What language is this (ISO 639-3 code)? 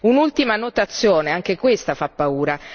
ita